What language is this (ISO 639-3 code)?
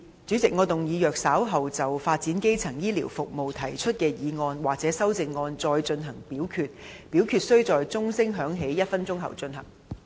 yue